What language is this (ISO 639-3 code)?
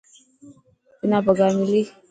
mki